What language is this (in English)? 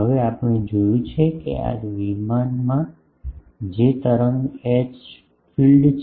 Gujarati